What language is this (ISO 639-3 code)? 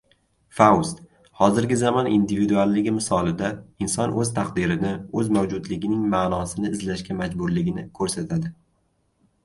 uzb